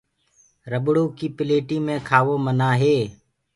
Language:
Gurgula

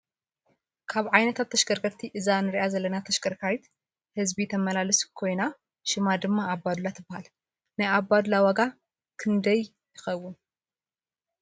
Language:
Tigrinya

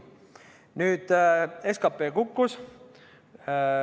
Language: Estonian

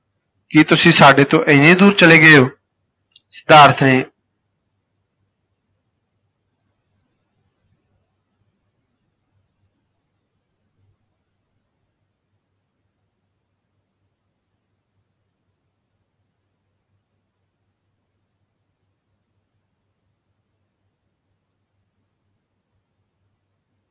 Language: Punjabi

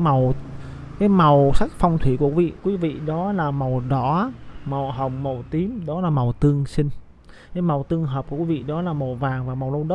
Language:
Vietnamese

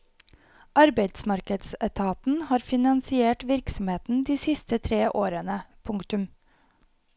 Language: Norwegian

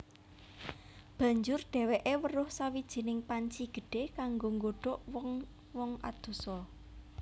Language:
Javanese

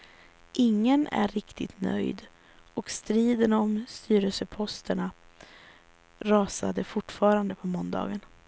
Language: Swedish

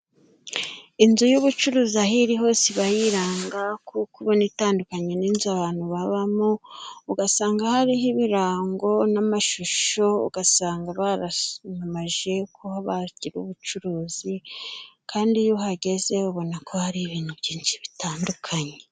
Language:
Kinyarwanda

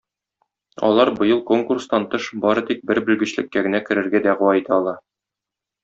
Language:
Tatar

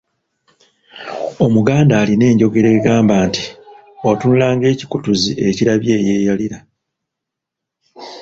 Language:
Ganda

